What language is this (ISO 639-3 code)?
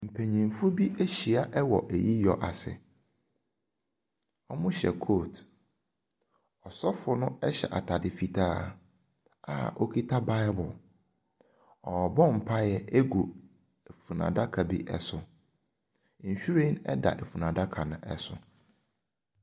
aka